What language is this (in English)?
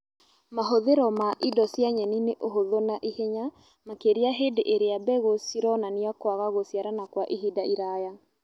Kikuyu